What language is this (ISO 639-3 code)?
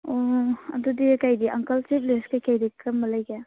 mni